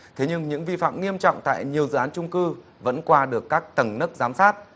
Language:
Vietnamese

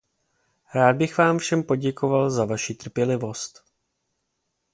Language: Czech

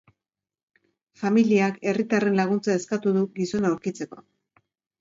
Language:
Basque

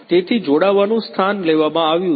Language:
Gujarati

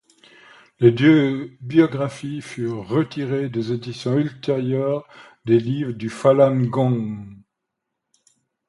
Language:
French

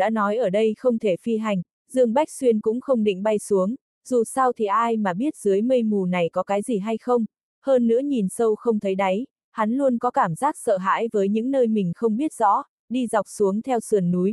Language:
Vietnamese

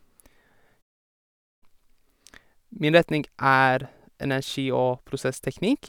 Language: Norwegian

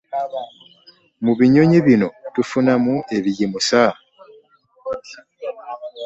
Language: Ganda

